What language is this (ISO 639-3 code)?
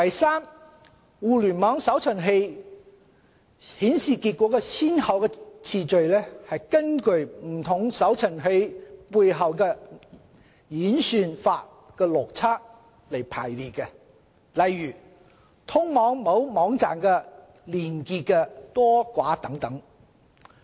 yue